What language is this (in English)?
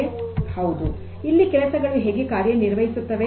Kannada